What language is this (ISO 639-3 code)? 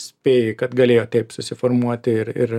lit